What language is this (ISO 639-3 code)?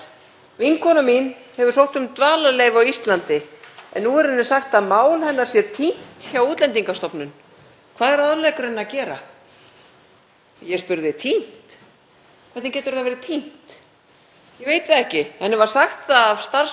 isl